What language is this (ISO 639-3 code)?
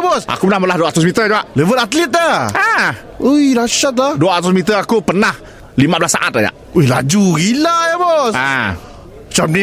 msa